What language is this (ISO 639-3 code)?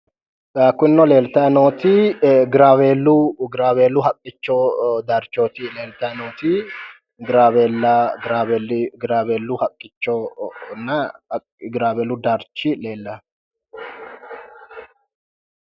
sid